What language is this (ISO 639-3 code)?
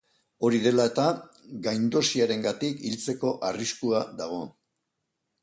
eus